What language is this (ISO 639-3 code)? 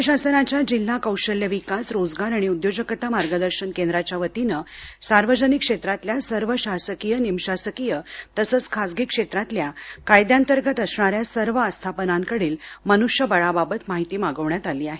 mar